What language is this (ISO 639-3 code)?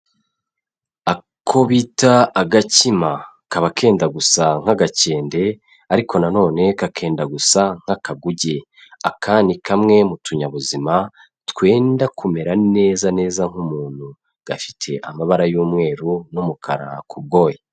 kin